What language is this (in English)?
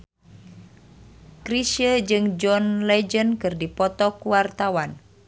Sundanese